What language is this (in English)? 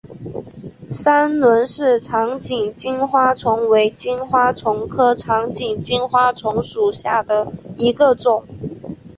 Chinese